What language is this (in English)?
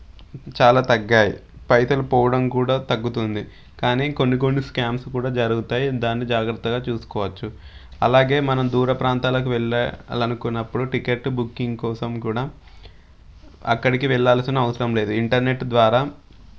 Telugu